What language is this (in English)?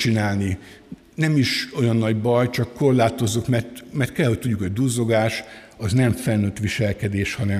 Hungarian